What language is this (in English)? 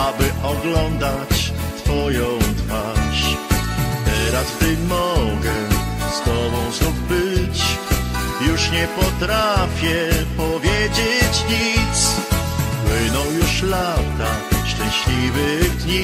Polish